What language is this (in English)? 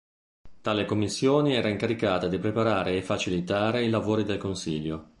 Italian